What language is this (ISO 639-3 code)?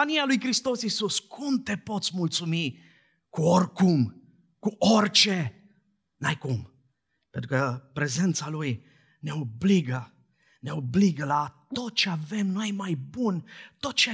ron